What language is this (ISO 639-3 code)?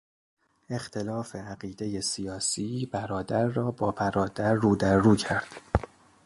fas